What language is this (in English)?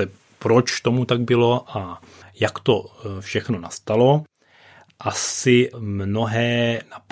Czech